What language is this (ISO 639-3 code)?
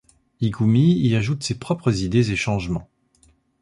fra